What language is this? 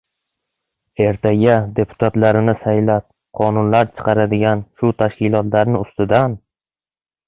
Uzbek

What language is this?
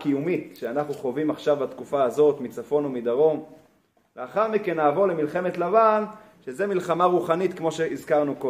Hebrew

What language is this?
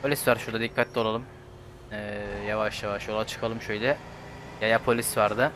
Turkish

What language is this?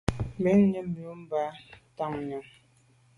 Medumba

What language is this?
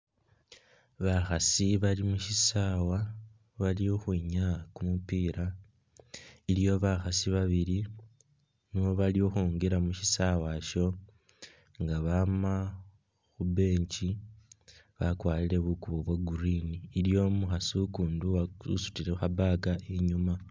Masaaba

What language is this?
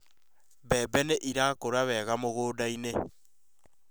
Kikuyu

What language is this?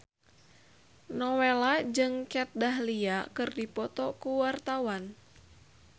Sundanese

